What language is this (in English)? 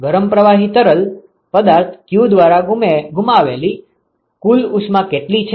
Gujarati